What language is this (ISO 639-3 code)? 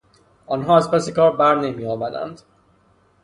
fas